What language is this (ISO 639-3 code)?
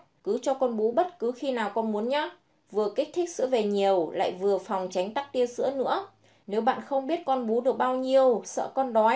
vie